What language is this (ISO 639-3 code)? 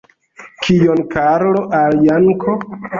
epo